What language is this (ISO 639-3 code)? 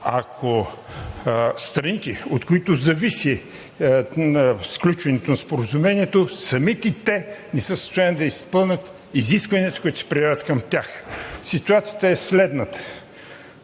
bul